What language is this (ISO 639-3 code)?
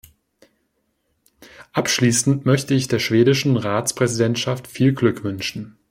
deu